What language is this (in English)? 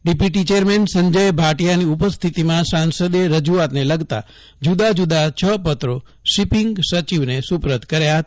Gujarati